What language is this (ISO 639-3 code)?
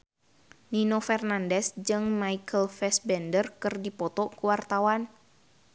sun